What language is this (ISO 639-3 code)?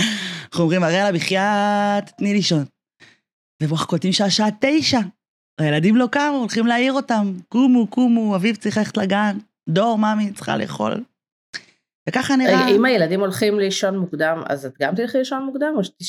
heb